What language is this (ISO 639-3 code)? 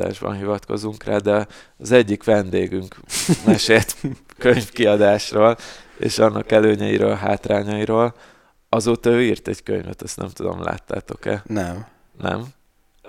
hun